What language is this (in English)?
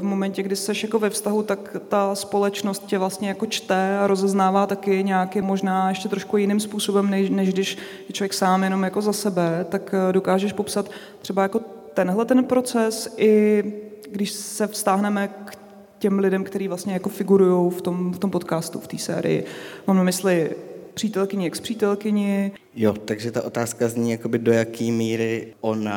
Czech